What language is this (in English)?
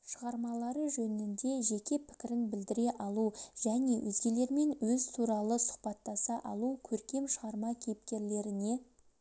Kazakh